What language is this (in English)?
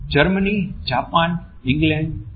Gujarati